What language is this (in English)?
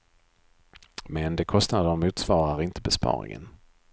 Swedish